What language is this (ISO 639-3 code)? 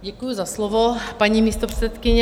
ces